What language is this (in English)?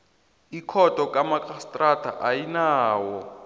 South Ndebele